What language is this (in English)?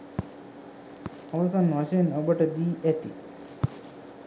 Sinhala